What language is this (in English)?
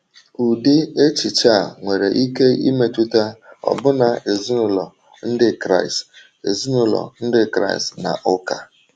Igbo